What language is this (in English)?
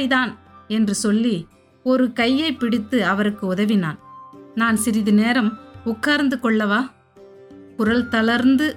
Tamil